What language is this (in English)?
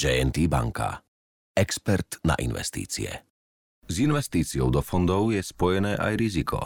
Slovak